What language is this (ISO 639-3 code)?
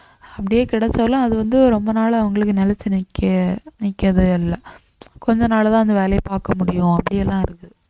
tam